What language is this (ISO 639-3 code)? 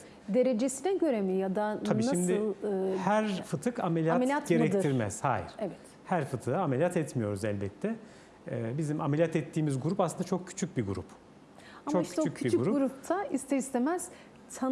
tur